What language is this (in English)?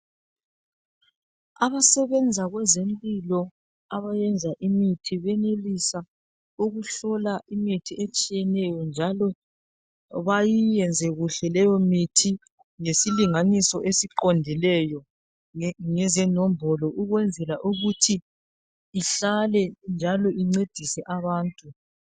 North Ndebele